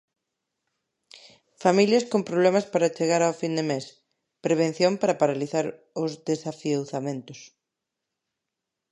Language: Galician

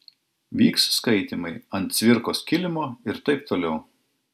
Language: Lithuanian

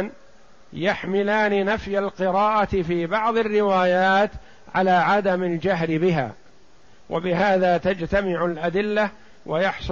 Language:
Arabic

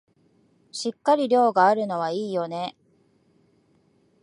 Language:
Japanese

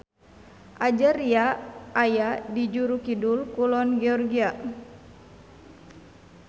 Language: Sundanese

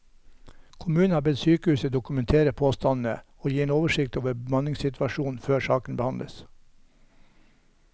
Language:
Norwegian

